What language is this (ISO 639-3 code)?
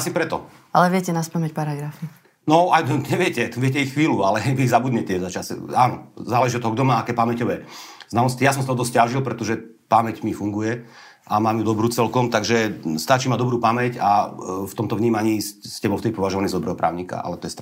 slk